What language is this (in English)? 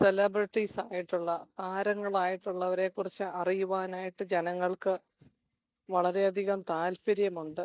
Malayalam